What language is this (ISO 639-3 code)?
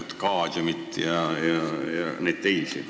est